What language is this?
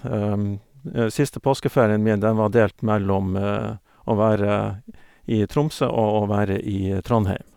Norwegian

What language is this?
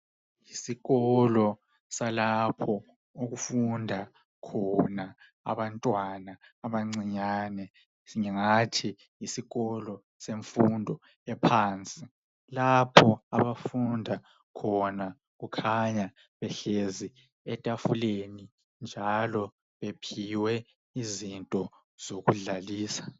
North Ndebele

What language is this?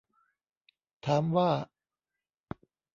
Thai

